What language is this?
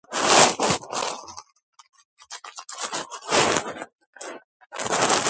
Georgian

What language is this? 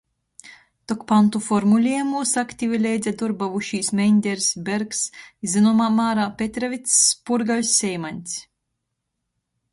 Latgalian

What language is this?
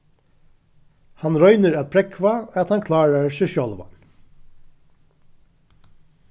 Faroese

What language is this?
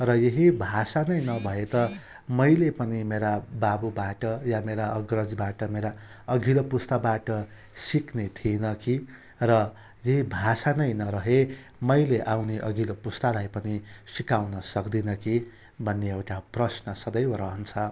Nepali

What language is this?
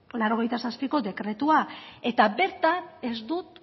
Basque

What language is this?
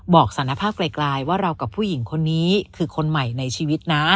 Thai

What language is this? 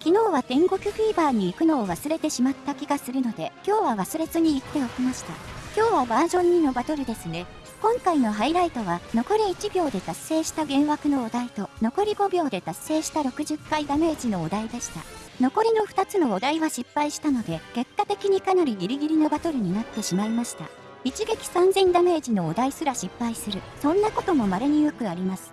Japanese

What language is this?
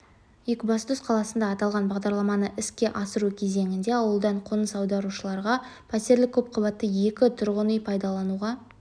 Kazakh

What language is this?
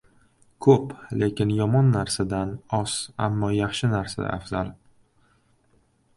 Uzbek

